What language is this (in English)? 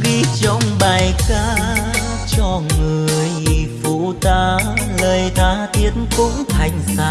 Vietnamese